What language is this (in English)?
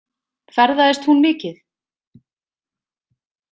Icelandic